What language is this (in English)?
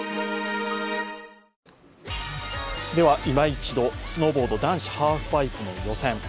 Japanese